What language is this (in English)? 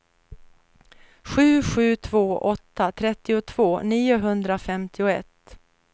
Swedish